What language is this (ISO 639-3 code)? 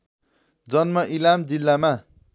nep